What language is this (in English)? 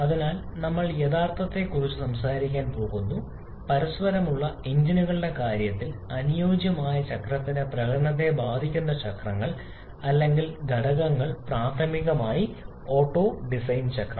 Malayalam